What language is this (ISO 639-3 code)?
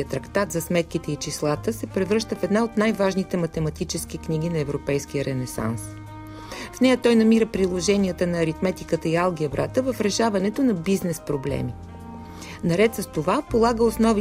bul